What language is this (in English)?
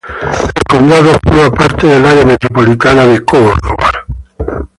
Spanish